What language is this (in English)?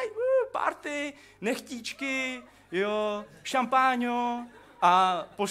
Czech